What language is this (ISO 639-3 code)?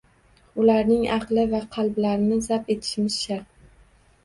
uzb